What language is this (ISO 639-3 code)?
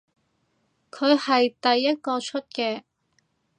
yue